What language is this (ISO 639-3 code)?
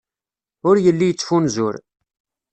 kab